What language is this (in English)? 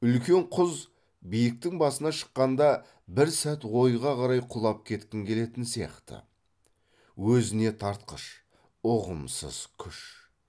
Kazakh